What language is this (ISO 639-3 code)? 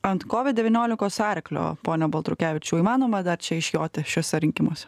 lit